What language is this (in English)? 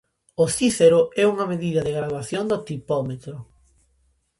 Galician